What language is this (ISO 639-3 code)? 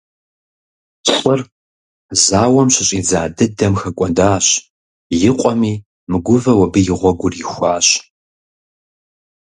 kbd